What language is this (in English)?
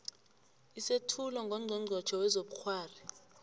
South Ndebele